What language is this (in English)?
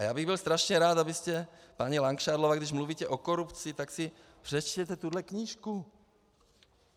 Czech